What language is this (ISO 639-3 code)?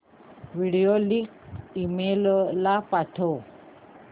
mar